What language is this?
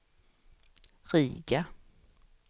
Swedish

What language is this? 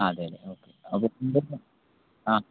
Malayalam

